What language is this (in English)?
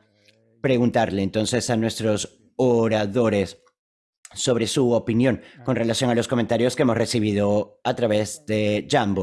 Spanish